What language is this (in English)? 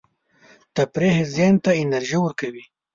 Pashto